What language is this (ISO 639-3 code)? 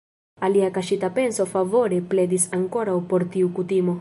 epo